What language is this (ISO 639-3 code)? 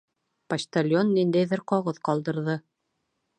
bak